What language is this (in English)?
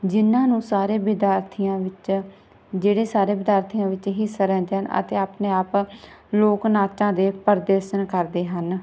Punjabi